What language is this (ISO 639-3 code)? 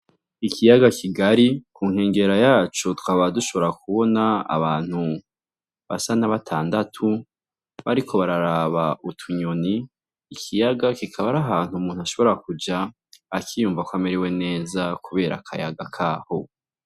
run